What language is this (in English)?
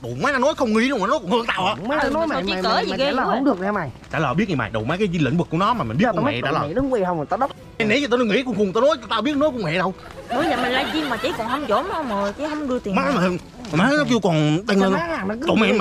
Vietnamese